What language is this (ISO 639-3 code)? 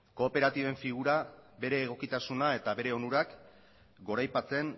eus